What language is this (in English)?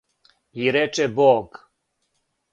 Serbian